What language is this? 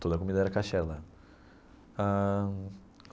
Portuguese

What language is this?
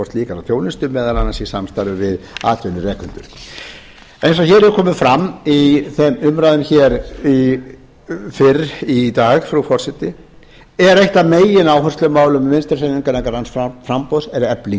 Icelandic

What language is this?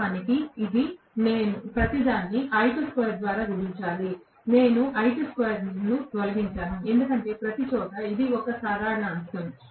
Telugu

